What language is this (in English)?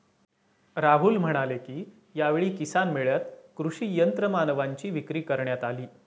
Marathi